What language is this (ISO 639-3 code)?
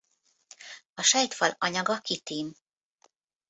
hun